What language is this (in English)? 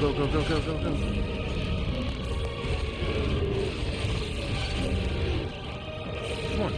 English